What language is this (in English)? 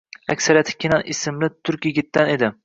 Uzbek